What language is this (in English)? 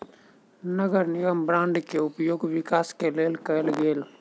Maithili